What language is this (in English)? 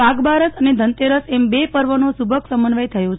Gujarati